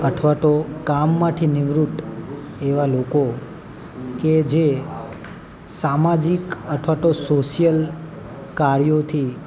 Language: Gujarati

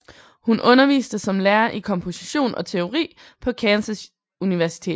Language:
Danish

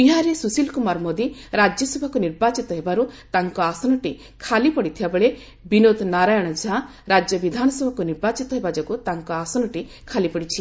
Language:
Odia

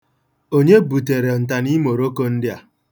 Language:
Igbo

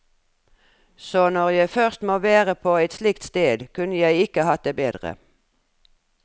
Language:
Norwegian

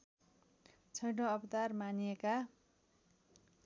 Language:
Nepali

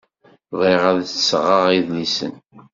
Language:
Kabyle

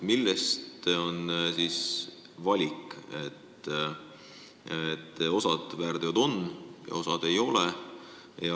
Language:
Estonian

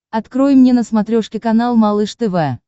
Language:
Russian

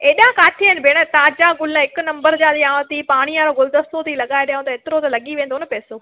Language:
Sindhi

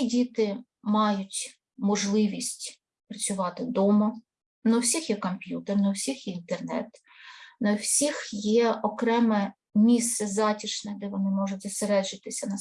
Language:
Ukrainian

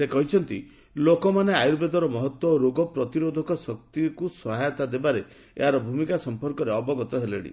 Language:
Odia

